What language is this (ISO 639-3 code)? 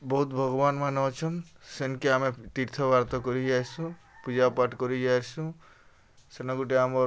ori